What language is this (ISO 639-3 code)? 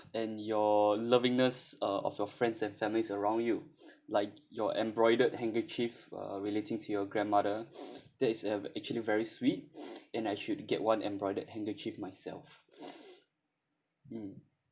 eng